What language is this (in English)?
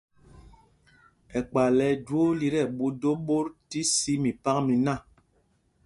Mpumpong